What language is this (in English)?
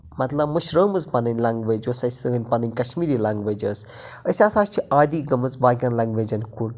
Kashmiri